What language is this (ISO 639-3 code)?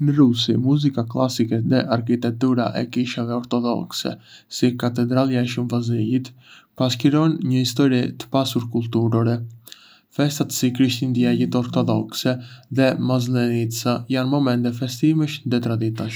aae